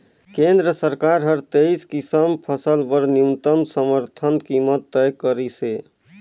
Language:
Chhattisgarhi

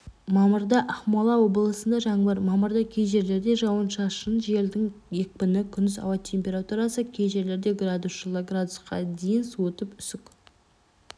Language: Kazakh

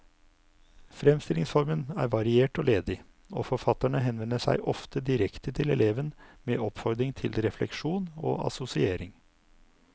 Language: Norwegian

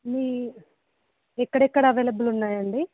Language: Telugu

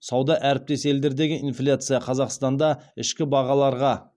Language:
Kazakh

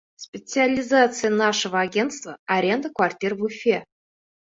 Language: Bashkir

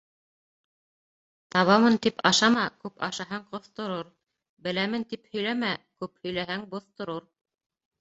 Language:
Bashkir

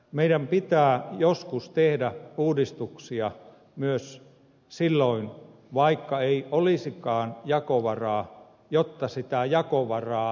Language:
Finnish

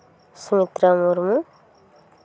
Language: Santali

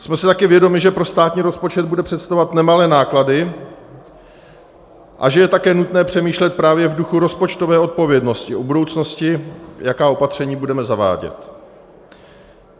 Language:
Czech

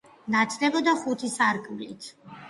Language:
Georgian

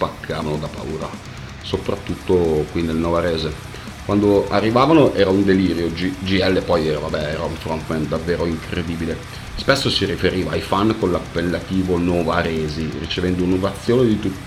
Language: Italian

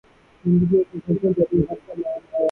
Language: Urdu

